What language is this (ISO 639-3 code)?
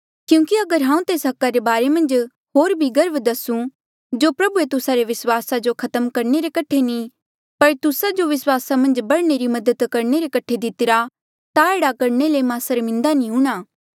mjl